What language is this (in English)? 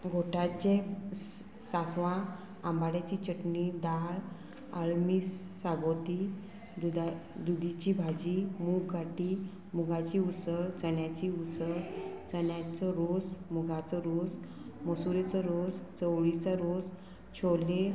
Konkani